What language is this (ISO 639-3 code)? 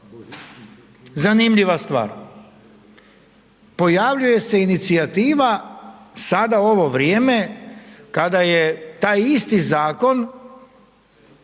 hrv